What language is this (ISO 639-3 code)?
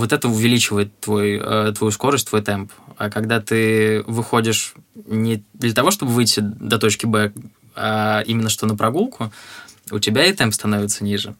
rus